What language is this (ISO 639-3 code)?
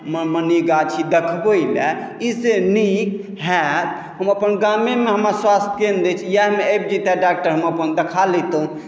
mai